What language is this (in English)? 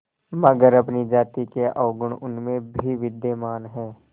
Hindi